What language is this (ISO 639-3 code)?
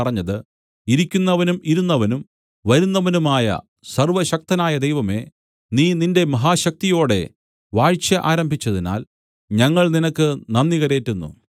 mal